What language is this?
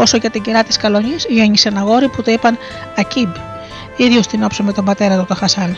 Greek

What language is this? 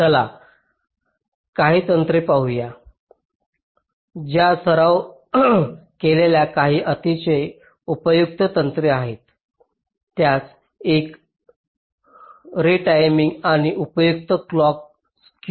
Marathi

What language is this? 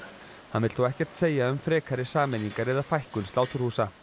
Icelandic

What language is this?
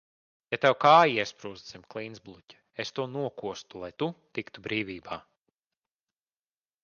Latvian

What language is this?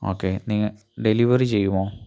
Malayalam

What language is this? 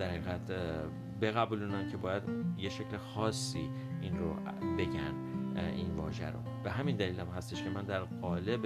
Persian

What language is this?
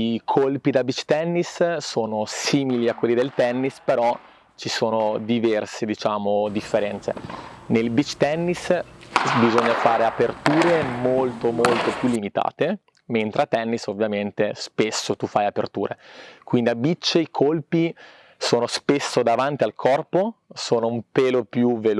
Italian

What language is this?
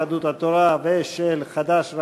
Hebrew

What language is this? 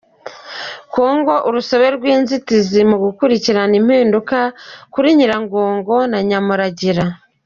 Kinyarwanda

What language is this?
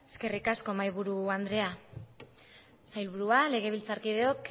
Basque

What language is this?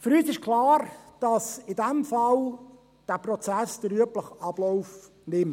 Swiss German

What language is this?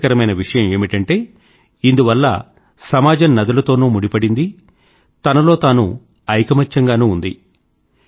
Telugu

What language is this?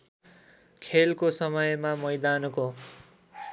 Nepali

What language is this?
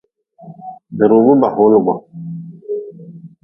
Nawdm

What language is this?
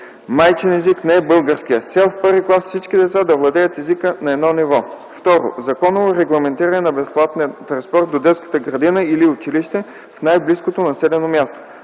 Bulgarian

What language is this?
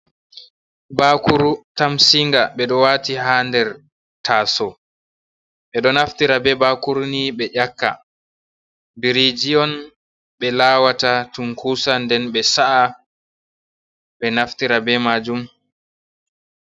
Fula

